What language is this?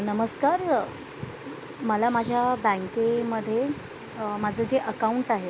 Marathi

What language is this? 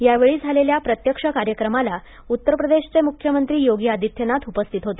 Marathi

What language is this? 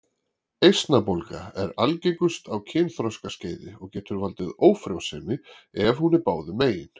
Icelandic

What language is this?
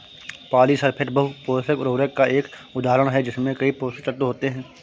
Hindi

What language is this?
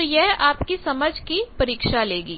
Hindi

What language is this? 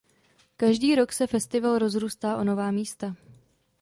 Czech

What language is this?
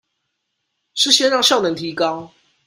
Chinese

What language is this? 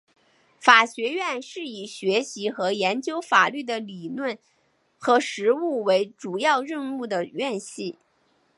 Chinese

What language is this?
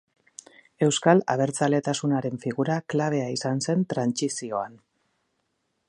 Basque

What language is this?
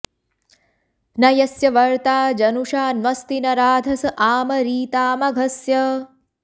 Sanskrit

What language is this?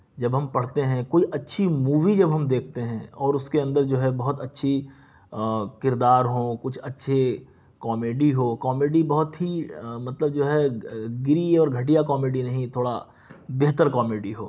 Urdu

